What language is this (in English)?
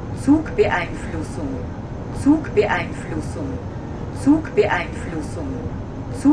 German